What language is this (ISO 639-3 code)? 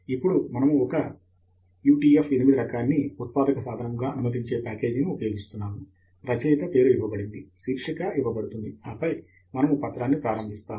tel